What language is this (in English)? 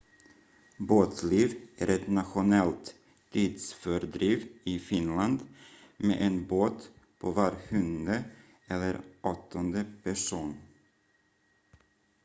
Swedish